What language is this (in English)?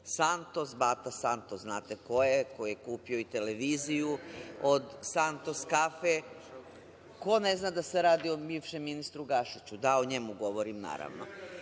Serbian